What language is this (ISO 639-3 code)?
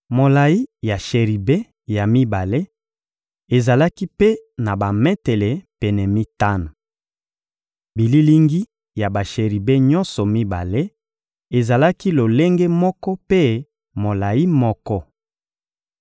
lin